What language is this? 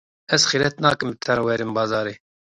Kurdish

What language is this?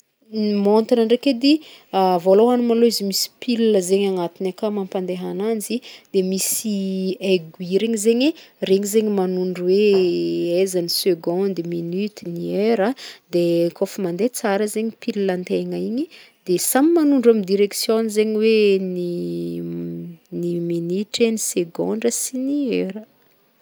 Northern Betsimisaraka Malagasy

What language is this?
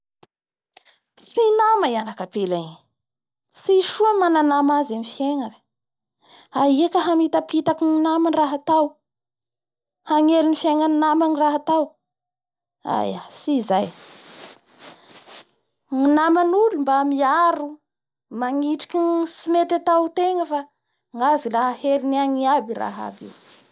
Bara Malagasy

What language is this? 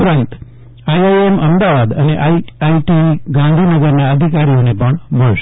Gujarati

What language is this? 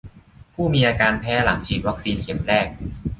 Thai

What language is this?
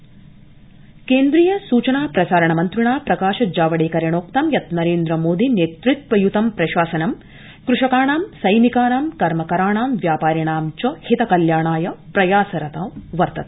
Sanskrit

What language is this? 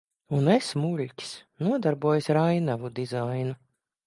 Latvian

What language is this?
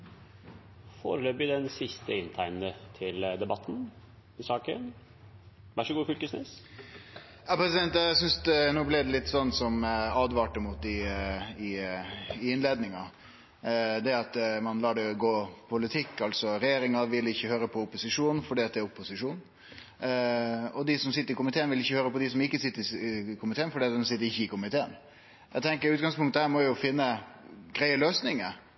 Norwegian Nynorsk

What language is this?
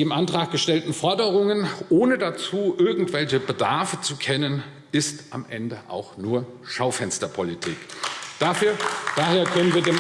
German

